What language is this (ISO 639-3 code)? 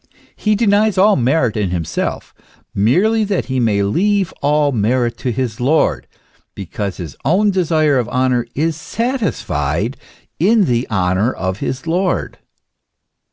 eng